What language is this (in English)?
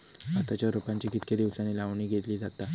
Marathi